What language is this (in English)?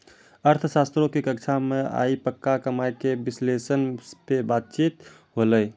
Maithili